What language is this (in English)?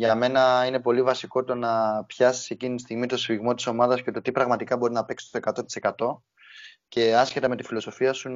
Greek